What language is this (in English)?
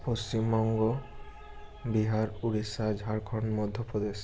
Bangla